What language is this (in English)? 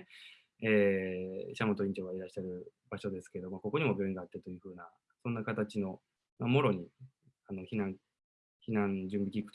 Japanese